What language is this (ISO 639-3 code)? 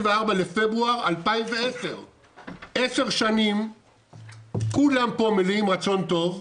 heb